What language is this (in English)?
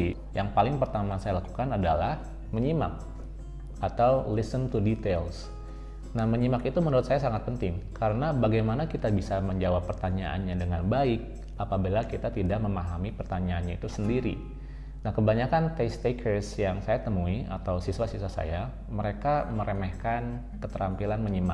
Indonesian